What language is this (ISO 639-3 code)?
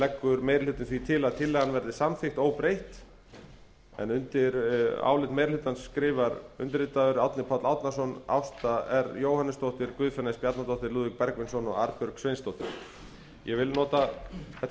isl